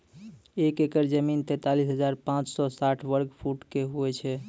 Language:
Maithili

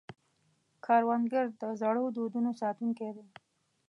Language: Pashto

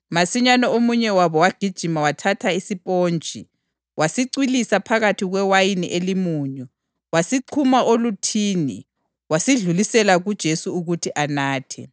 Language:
North Ndebele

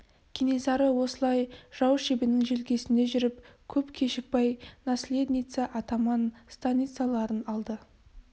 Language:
Kazakh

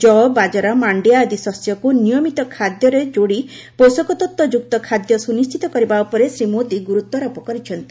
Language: Odia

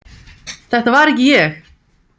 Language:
Icelandic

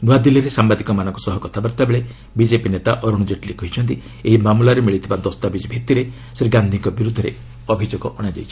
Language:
Odia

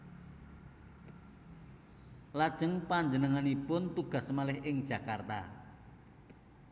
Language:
Javanese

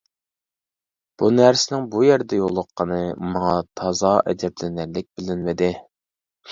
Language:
Uyghur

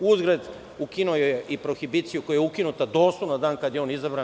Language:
Serbian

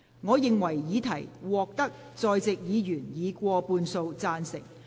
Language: Cantonese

